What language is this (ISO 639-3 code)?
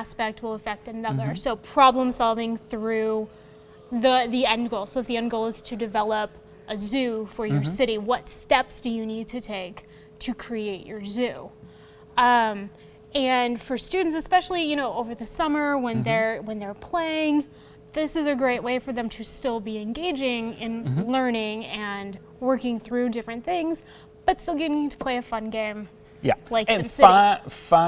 eng